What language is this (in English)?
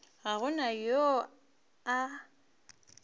Northern Sotho